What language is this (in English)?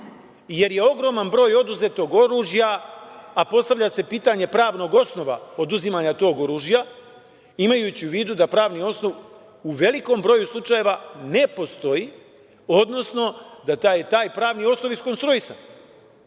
Serbian